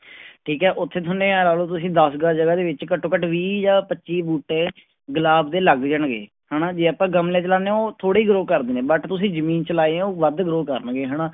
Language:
Punjabi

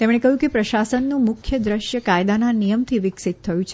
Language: Gujarati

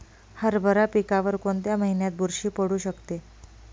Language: Marathi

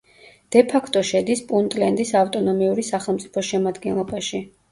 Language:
Georgian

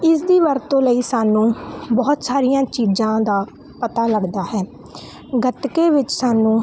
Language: Punjabi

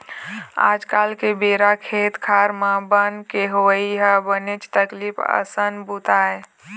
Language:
Chhattisgarhi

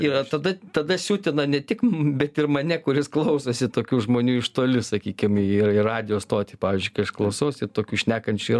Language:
Lithuanian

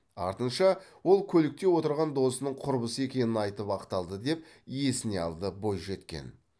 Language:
Kazakh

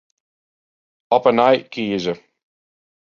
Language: Western Frisian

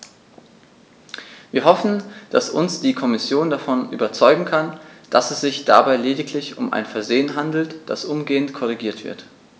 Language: German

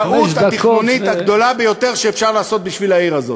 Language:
Hebrew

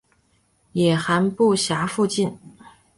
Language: Chinese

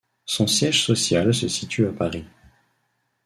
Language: French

